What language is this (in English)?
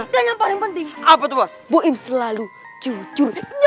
Indonesian